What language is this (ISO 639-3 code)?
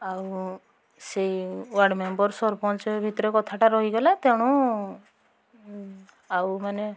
ori